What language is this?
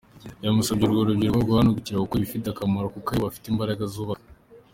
Kinyarwanda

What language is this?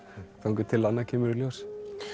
Icelandic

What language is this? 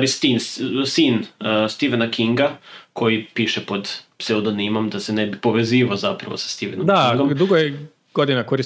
Croatian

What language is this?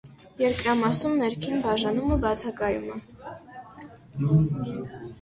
Armenian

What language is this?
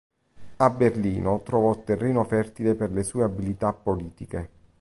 Italian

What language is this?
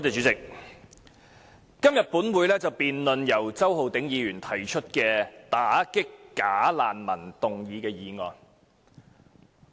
Cantonese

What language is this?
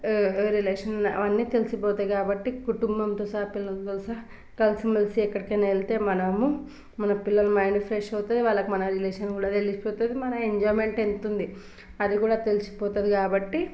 Telugu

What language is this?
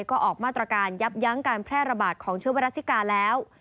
Thai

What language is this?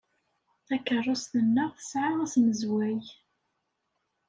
Kabyle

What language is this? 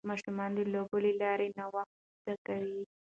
Pashto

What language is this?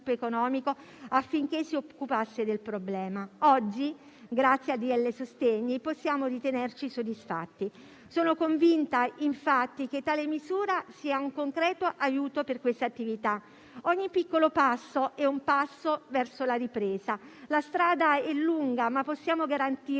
Italian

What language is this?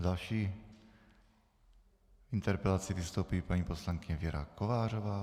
Czech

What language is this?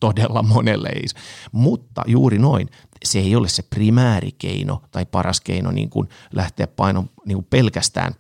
Finnish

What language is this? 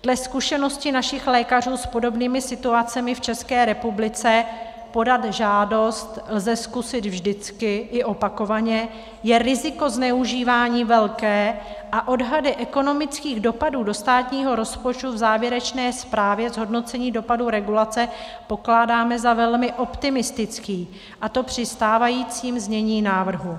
Czech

